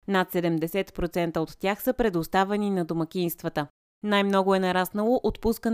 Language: Bulgarian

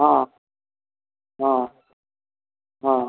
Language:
Maithili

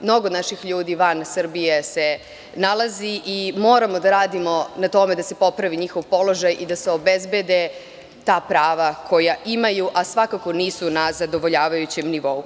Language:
Serbian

